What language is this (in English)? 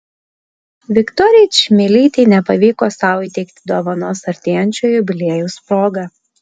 Lithuanian